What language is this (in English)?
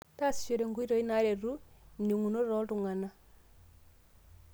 Masai